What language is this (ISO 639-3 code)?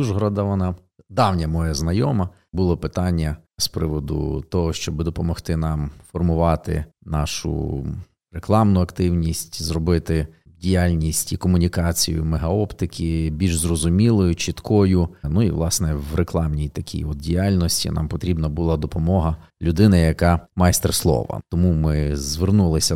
ukr